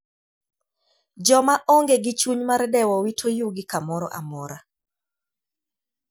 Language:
Luo (Kenya and Tanzania)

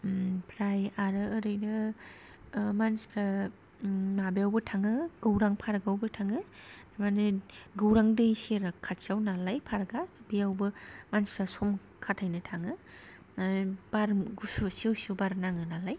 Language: Bodo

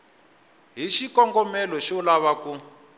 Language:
Tsonga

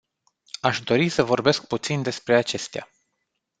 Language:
Romanian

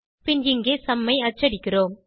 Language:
Tamil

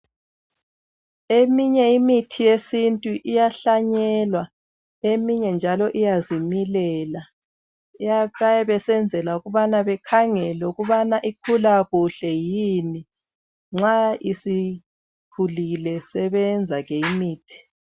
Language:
North Ndebele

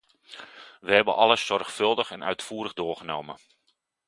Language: Dutch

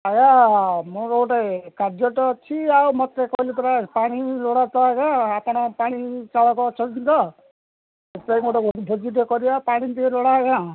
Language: Odia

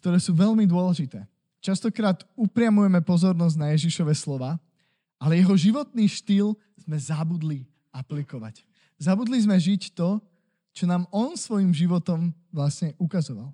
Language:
Slovak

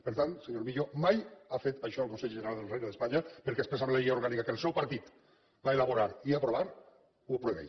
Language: Catalan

